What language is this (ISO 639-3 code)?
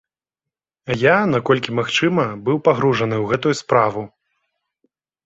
bel